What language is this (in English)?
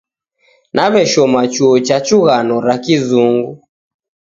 Taita